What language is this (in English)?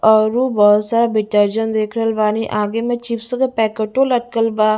Bhojpuri